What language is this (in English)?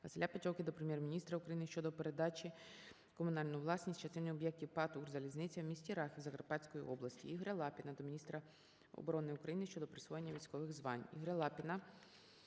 Ukrainian